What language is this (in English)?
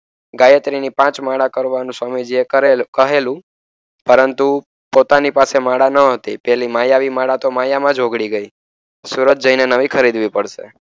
Gujarati